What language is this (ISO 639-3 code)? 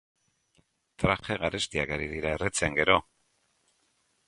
eus